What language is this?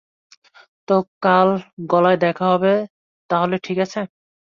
Bangla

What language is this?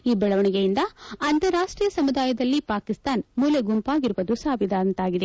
Kannada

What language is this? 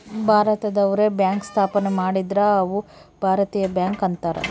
Kannada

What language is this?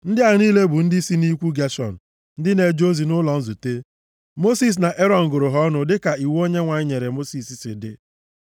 Igbo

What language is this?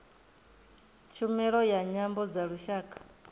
Venda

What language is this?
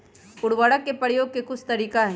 Magahi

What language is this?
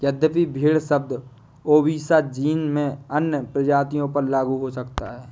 Hindi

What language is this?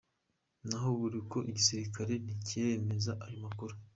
Kinyarwanda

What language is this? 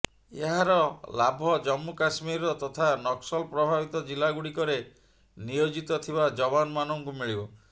Odia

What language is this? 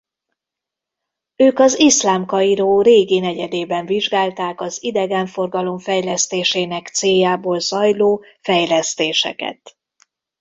Hungarian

